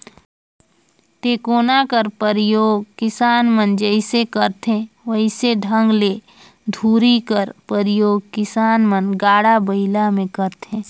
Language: Chhattisgarhi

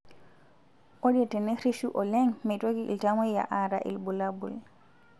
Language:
Masai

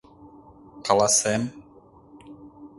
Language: Mari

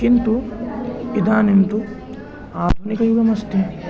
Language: Sanskrit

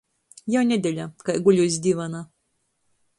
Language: Latgalian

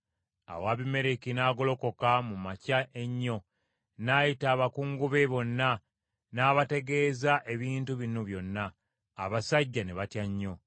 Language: Ganda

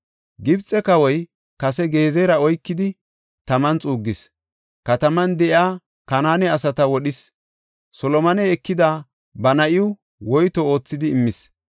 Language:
Gofa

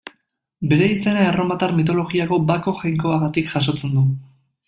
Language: Basque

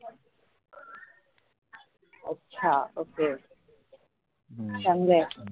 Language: Marathi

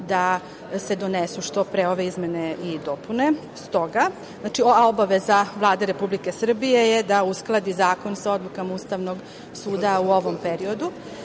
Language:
Serbian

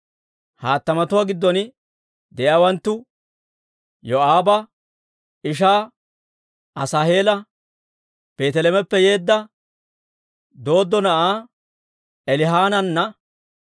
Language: Dawro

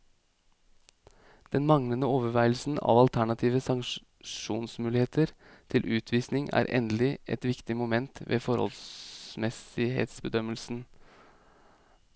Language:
Norwegian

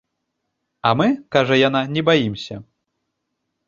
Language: Belarusian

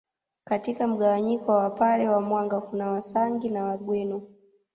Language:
Swahili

